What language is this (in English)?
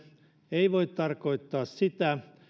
Finnish